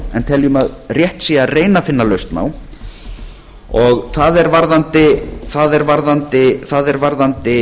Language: Icelandic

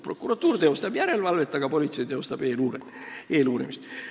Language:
Estonian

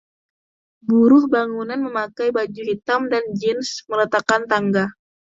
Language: Indonesian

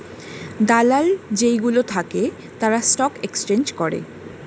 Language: Bangla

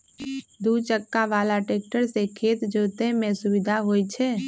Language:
Magahi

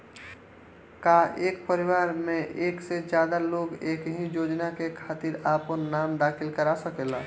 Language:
Bhojpuri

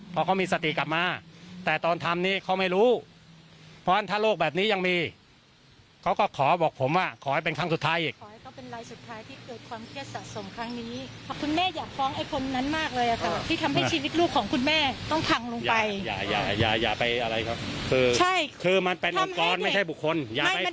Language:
Thai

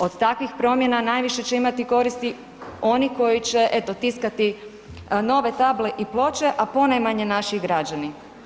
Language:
Croatian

